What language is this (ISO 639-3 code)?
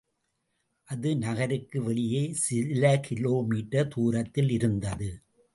tam